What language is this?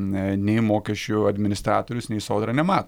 Lithuanian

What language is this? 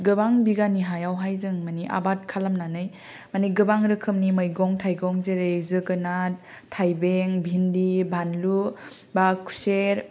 Bodo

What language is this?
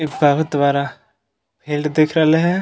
Magahi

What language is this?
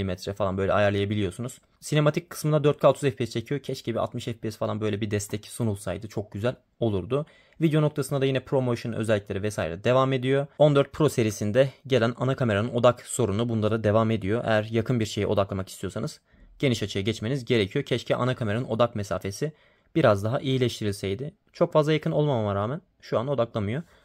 Turkish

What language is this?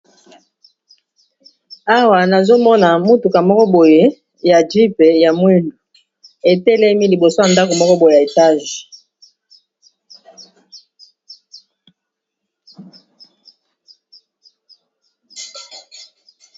Lingala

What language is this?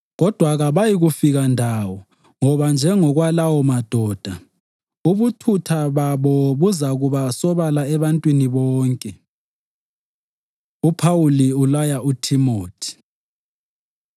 North Ndebele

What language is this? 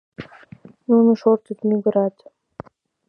Mari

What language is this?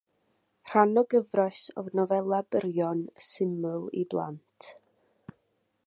Welsh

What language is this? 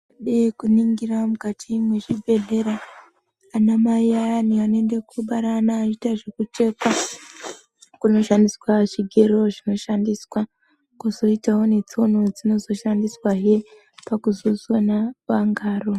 Ndau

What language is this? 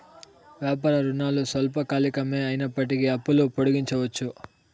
Telugu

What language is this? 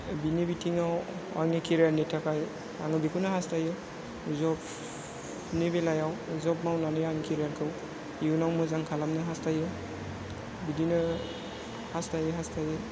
Bodo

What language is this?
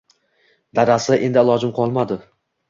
Uzbek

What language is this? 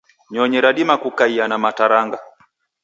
Taita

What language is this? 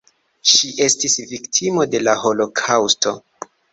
Esperanto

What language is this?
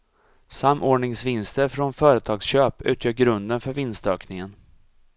Swedish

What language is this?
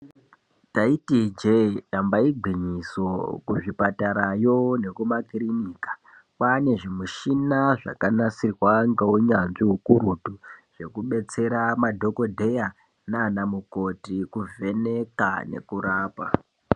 Ndau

